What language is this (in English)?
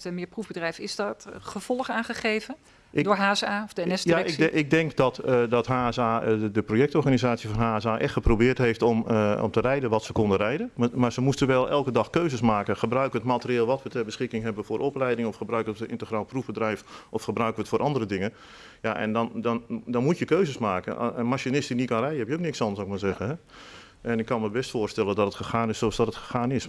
Dutch